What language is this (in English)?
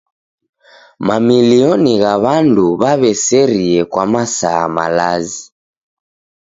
Taita